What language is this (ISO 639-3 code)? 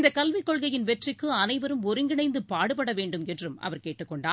tam